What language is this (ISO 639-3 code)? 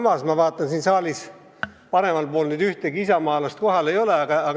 est